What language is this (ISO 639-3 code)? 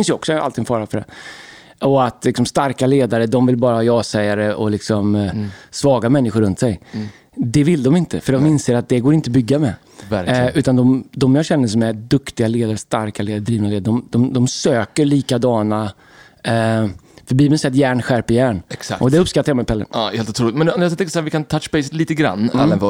swe